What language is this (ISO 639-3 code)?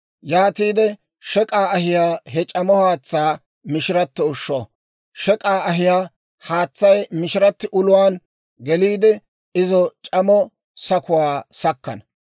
dwr